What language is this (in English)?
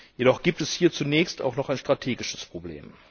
German